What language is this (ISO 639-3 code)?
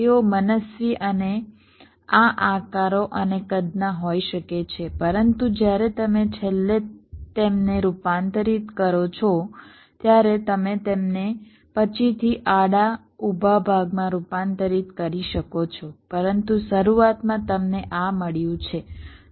guj